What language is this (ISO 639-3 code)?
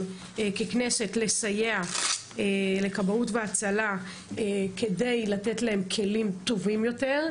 heb